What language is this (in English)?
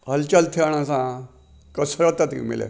Sindhi